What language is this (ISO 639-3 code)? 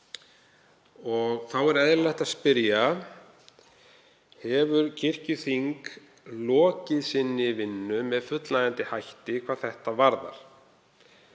isl